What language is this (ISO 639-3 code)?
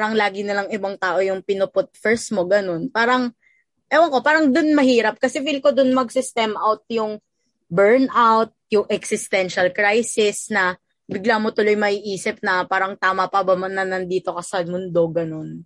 fil